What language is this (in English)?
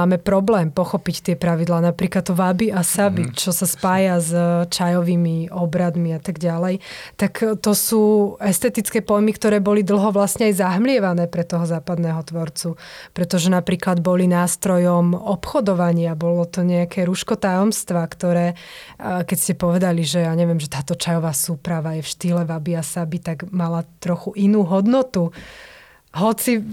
Slovak